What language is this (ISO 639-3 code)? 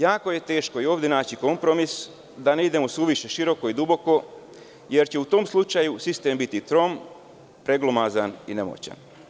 srp